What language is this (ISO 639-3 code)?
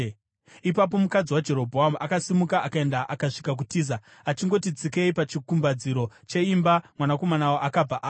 sna